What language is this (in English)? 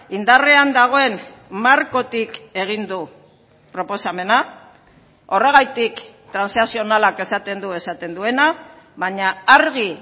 Basque